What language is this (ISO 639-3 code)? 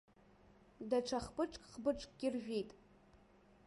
abk